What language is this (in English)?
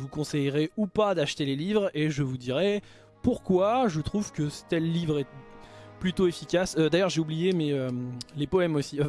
French